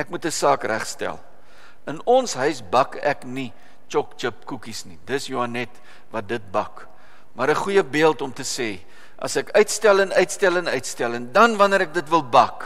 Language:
Dutch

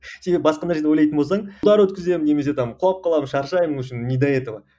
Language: Kazakh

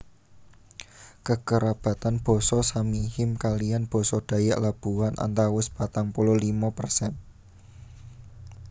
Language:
Javanese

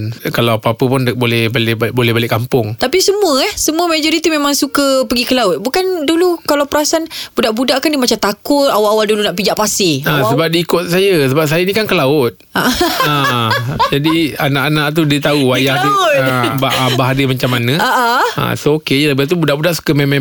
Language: Malay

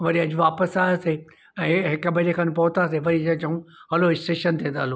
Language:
Sindhi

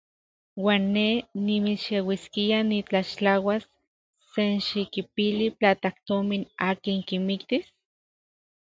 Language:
Central Puebla Nahuatl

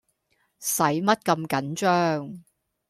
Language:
Cantonese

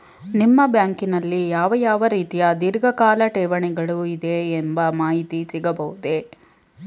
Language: Kannada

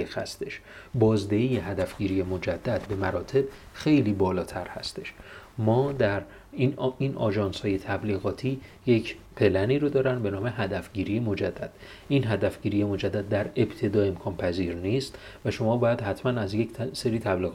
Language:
Persian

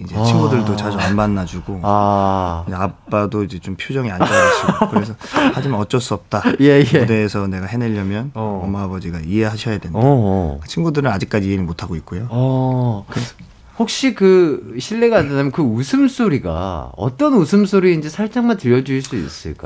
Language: Korean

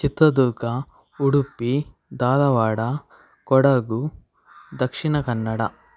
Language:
Kannada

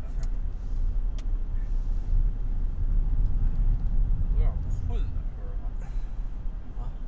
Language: Chinese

